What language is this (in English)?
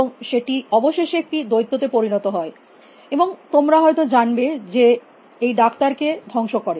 Bangla